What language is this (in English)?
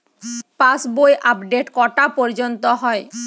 Bangla